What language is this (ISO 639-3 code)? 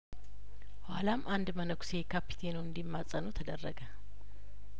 amh